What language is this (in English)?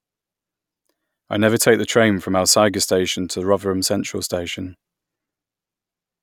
English